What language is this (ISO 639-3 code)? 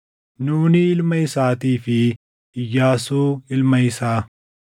orm